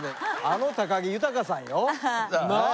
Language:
Japanese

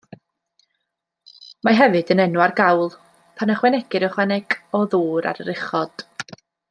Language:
Welsh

